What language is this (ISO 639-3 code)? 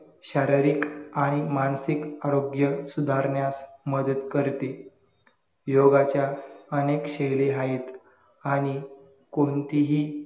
mar